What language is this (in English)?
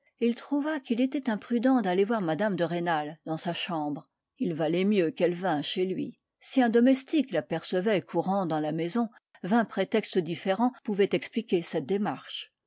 French